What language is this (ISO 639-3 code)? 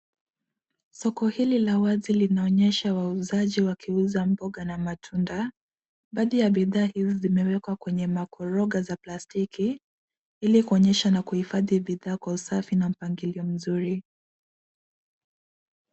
swa